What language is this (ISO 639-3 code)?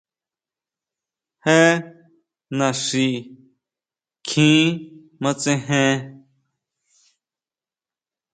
mau